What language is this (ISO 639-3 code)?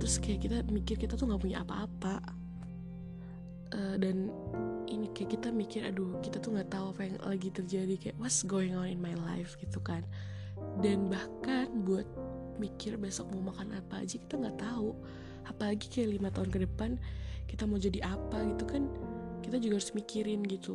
ind